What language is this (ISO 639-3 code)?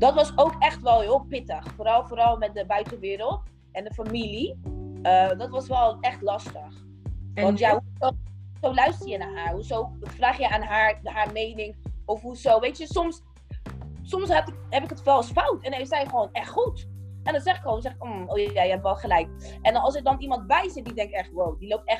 nld